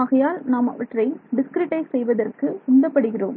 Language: Tamil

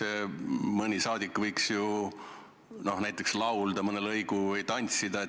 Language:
Estonian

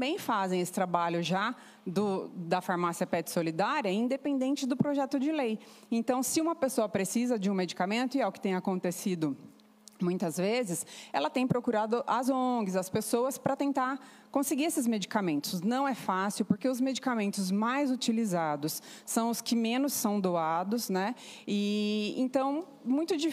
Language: Portuguese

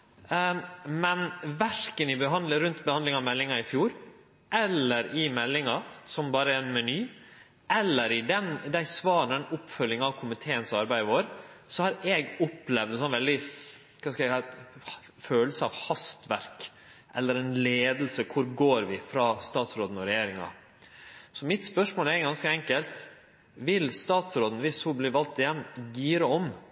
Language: Norwegian Nynorsk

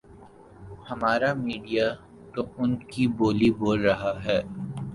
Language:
Urdu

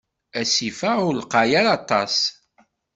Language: Kabyle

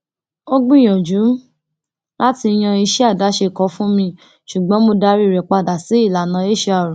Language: Yoruba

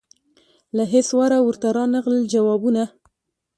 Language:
Pashto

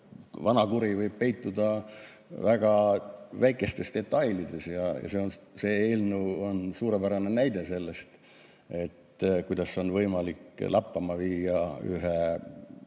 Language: Estonian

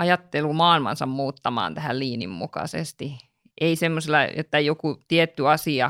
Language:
Finnish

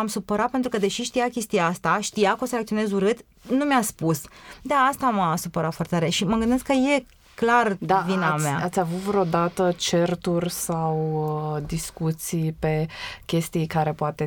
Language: Romanian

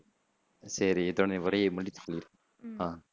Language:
Tamil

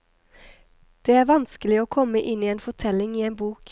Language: Norwegian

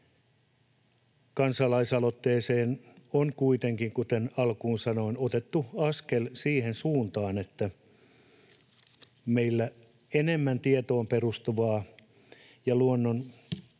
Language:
Finnish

